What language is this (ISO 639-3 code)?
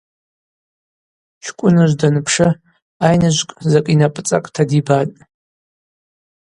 abq